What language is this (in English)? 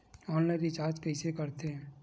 Chhattisgarhi